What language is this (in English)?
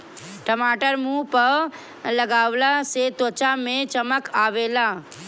Bhojpuri